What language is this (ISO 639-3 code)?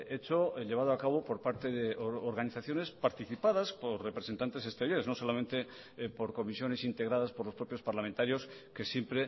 spa